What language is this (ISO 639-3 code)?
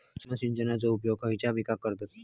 mar